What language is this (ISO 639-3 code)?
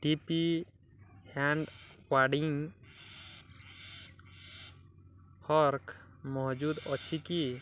ori